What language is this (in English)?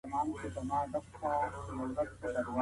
Pashto